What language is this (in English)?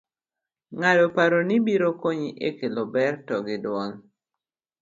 Luo (Kenya and Tanzania)